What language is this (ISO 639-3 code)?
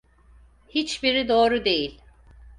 tur